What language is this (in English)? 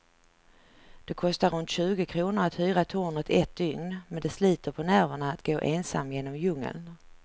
Swedish